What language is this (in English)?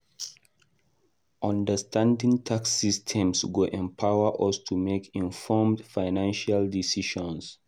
Nigerian Pidgin